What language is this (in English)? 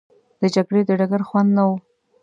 Pashto